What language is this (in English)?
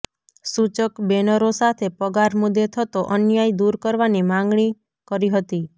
Gujarati